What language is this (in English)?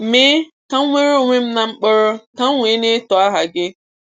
Igbo